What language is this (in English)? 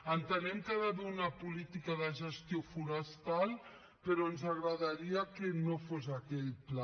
Catalan